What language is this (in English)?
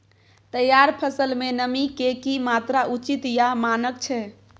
Maithili